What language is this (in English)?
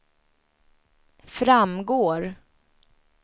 Swedish